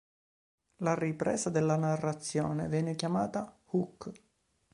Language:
Italian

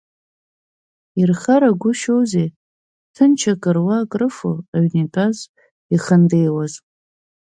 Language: Abkhazian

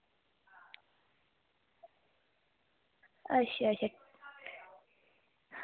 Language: Dogri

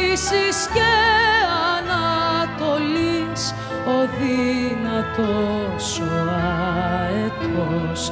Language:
Greek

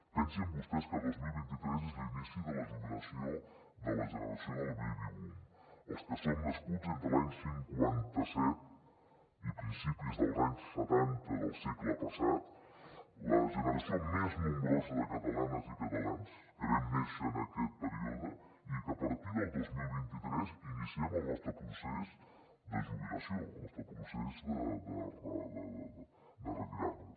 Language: Catalan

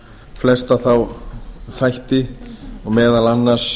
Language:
Icelandic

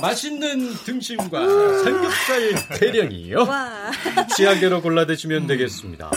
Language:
Korean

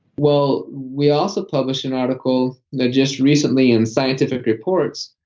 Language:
English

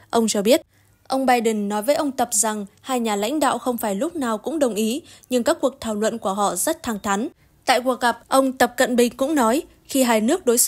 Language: Vietnamese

